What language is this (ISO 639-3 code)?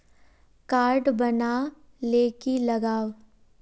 mag